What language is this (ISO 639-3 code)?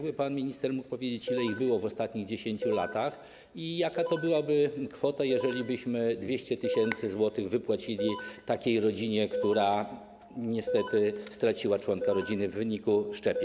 pol